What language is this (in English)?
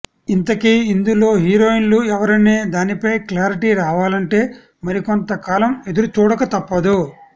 Telugu